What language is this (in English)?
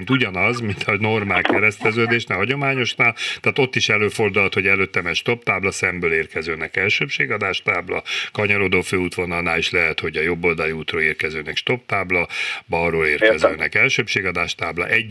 Hungarian